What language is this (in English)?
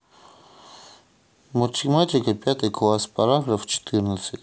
Russian